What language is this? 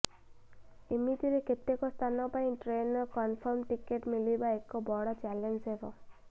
Odia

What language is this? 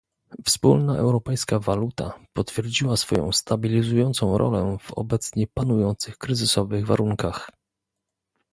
Polish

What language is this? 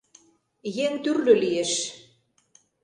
Mari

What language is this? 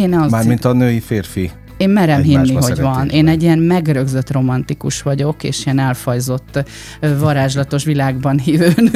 Hungarian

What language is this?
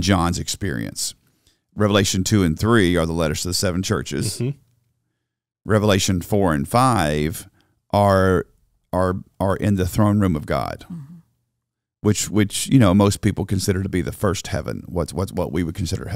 English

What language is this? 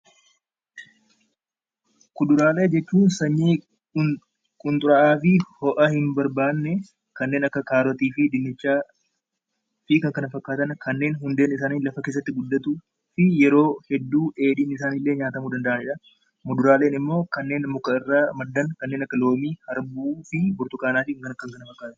Oromo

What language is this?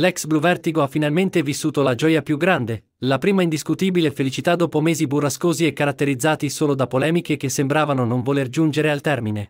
Italian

